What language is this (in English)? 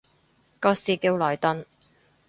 Cantonese